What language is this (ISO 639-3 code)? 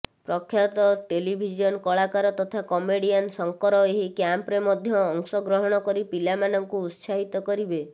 ori